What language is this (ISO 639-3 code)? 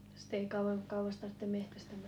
fin